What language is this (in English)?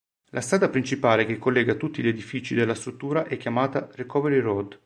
Italian